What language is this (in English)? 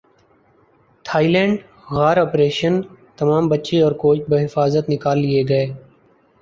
Urdu